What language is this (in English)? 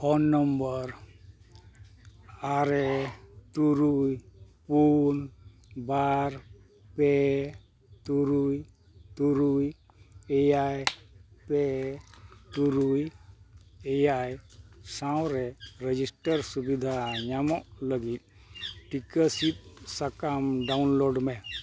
Santali